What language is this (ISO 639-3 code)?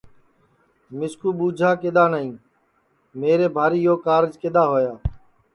ssi